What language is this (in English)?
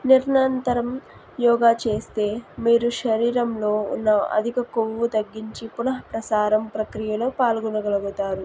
Telugu